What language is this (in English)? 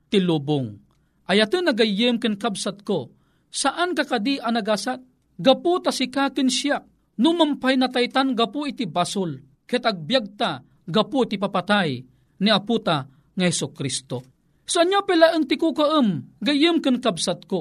Filipino